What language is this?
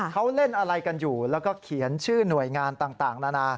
Thai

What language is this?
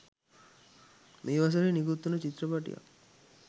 Sinhala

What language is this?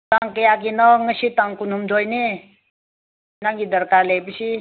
Manipuri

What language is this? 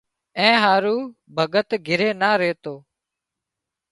Wadiyara Koli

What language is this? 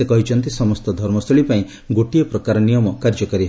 Odia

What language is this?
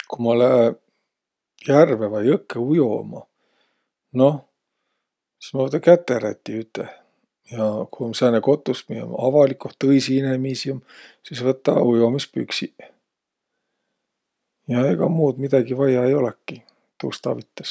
Võro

